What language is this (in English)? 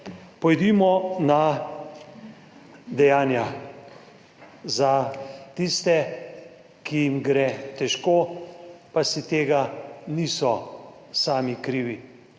Slovenian